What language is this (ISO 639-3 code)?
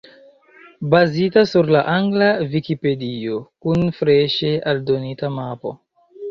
epo